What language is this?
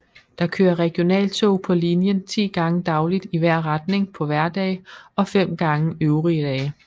Danish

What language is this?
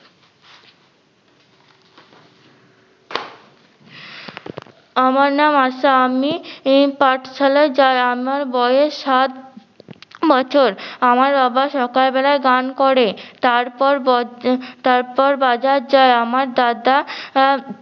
Bangla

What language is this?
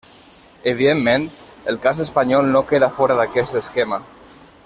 Catalan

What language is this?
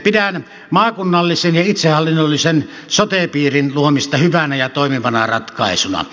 Finnish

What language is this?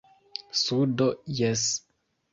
Esperanto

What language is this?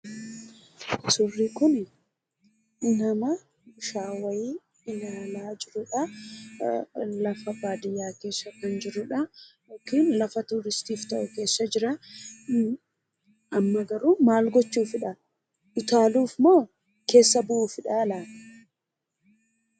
Oromo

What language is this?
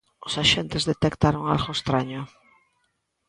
Galician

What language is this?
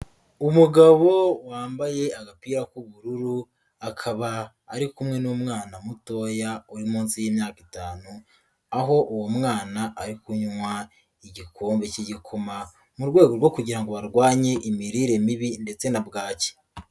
Kinyarwanda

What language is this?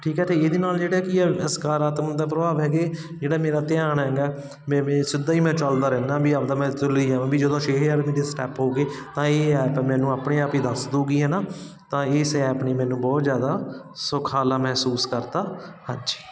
Punjabi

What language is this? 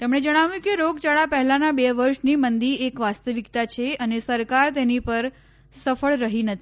Gujarati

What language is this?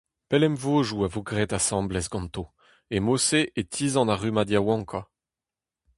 Breton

